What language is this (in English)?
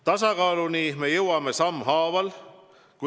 Estonian